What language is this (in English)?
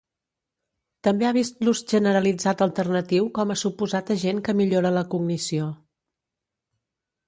Catalan